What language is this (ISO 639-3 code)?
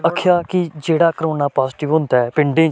doi